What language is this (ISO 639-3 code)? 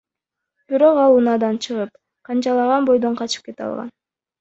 kir